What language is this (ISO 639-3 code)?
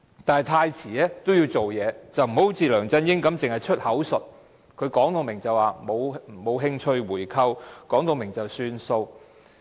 yue